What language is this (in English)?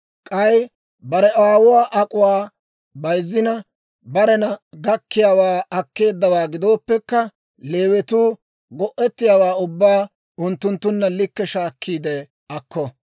Dawro